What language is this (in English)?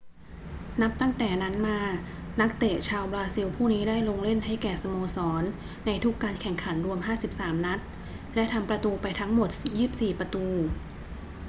Thai